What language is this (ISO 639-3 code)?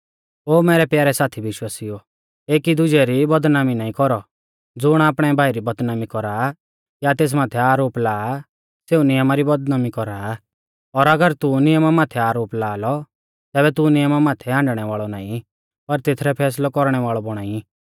bfz